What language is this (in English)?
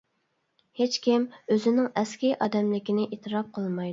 Uyghur